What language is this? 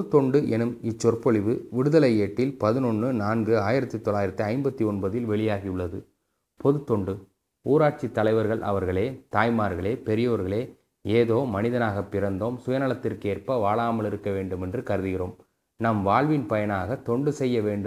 Tamil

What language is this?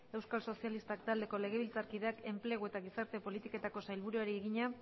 Basque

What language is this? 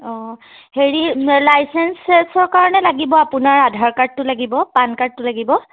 Assamese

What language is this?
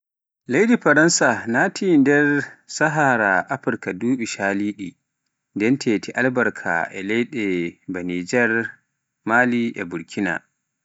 Pular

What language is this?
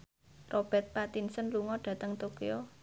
Javanese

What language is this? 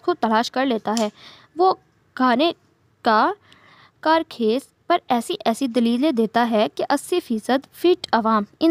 Hindi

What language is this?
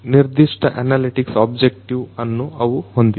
Kannada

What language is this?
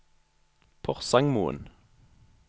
Norwegian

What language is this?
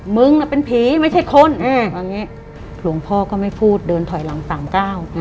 Thai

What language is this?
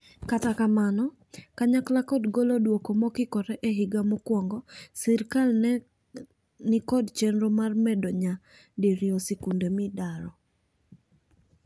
Luo (Kenya and Tanzania)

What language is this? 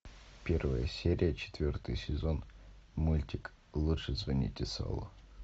Russian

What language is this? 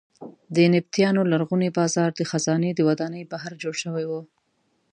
Pashto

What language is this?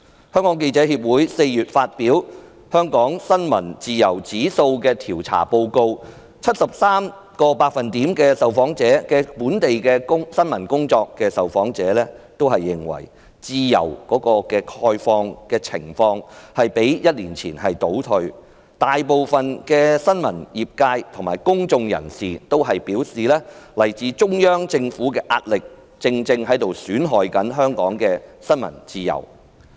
Cantonese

